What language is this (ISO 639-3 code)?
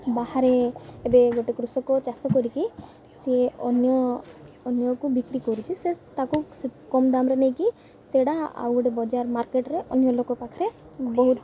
ori